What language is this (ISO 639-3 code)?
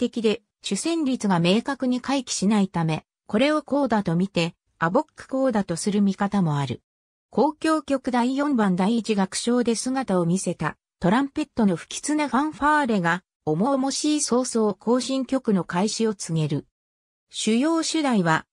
jpn